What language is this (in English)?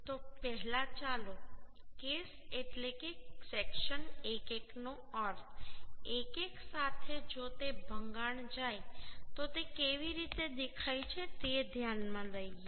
Gujarati